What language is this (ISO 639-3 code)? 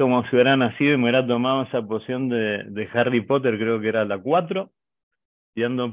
spa